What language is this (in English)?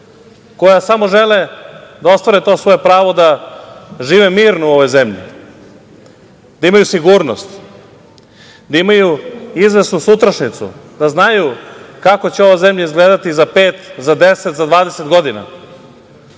Serbian